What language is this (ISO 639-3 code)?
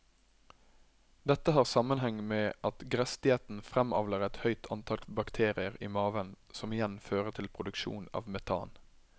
nor